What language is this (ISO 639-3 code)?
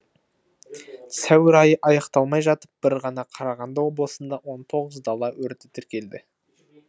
kaz